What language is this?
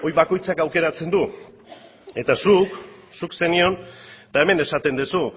Basque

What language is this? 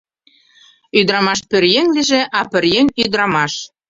Mari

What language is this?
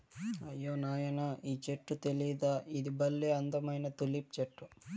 Telugu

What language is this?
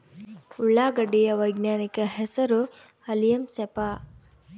Kannada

